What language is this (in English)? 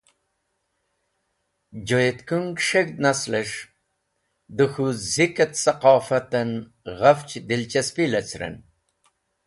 Wakhi